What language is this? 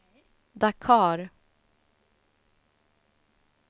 Swedish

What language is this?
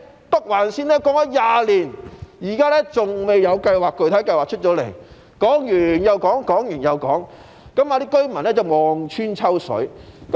Cantonese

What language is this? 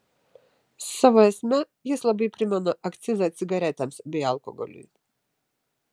Lithuanian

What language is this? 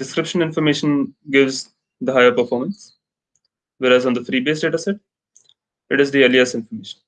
English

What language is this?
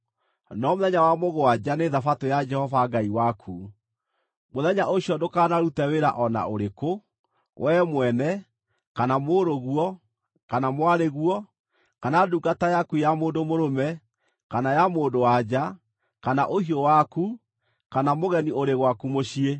Kikuyu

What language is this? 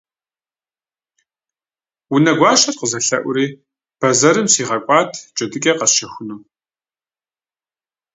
Kabardian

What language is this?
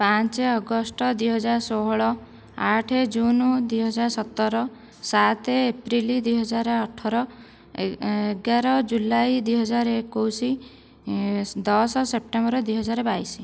Odia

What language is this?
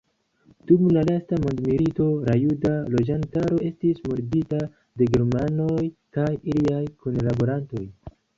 Esperanto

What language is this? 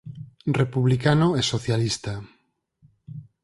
Galician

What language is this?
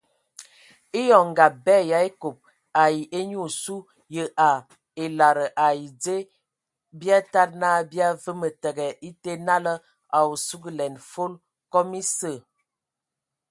Ewondo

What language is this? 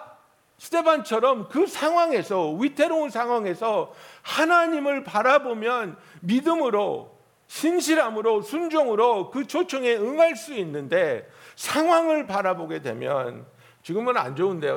Korean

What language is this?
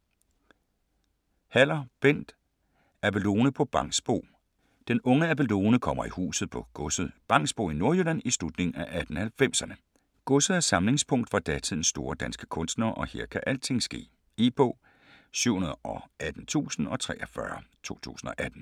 Danish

